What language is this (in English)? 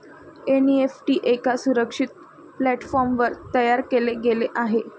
Marathi